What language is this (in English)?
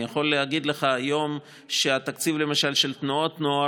Hebrew